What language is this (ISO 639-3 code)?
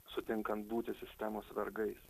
lit